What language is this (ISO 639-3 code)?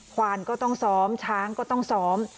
tha